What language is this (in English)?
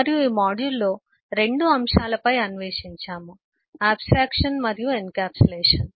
Telugu